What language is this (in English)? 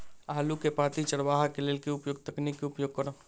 Maithili